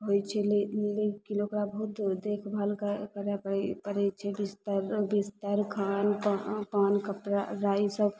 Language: Maithili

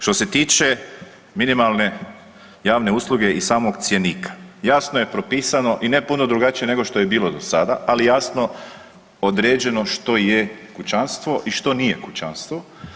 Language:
Croatian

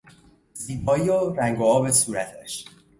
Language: Persian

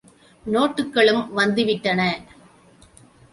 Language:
Tamil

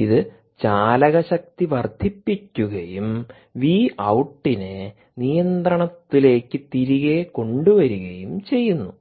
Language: Malayalam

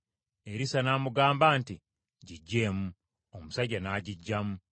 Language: Ganda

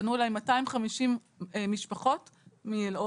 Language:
Hebrew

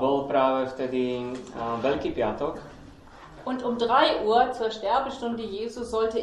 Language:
Slovak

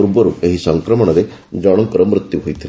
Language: Odia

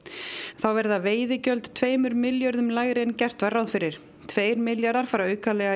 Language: Icelandic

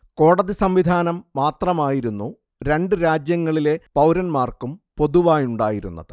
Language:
Malayalam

